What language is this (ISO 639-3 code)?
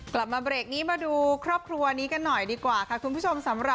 tha